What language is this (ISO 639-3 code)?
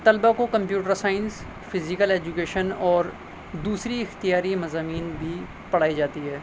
urd